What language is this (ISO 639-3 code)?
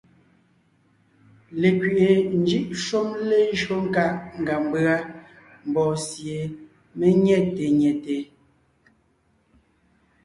nnh